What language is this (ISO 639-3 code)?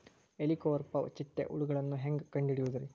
kan